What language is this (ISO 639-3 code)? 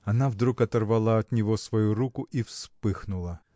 rus